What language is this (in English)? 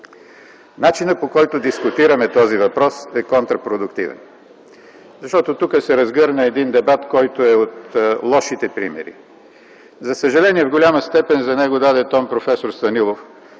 Bulgarian